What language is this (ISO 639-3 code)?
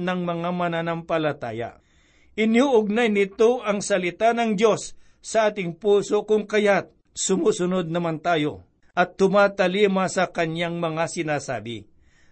fil